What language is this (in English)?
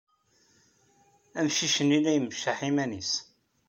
Kabyle